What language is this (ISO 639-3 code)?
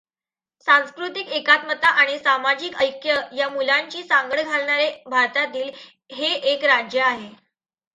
mar